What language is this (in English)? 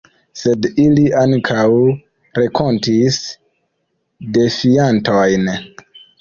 Esperanto